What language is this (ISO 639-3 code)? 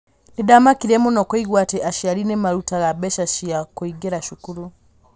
kik